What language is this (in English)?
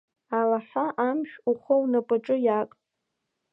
Abkhazian